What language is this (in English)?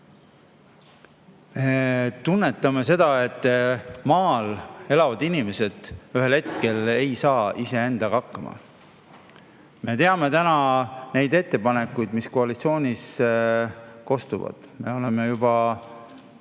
Estonian